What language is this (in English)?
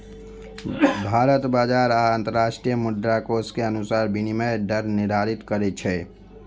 Maithili